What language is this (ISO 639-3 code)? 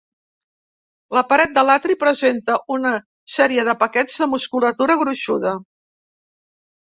cat